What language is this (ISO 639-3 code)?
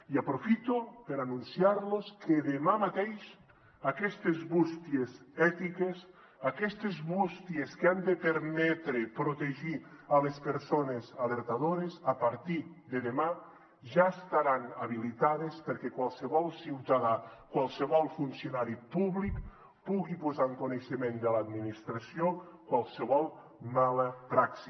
cat